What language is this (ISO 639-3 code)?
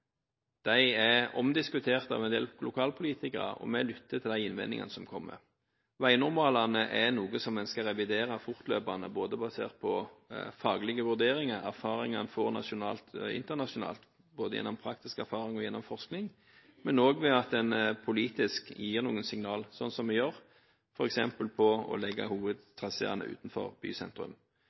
nob